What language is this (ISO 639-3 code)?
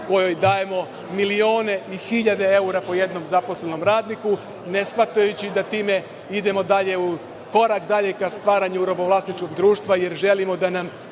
srp